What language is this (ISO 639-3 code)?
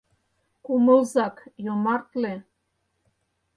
chm